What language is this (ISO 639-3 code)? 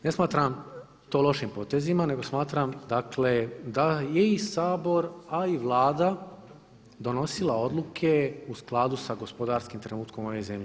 hrv